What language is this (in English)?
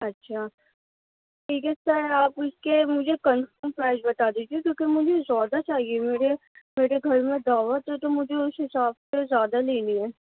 Urdu